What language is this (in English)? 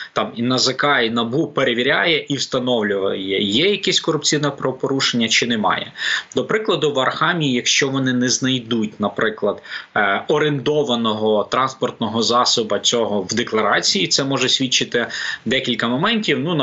Ukrainian